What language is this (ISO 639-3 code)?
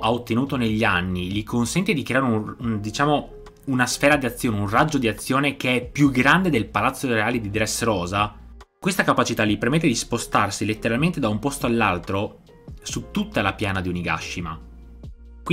ita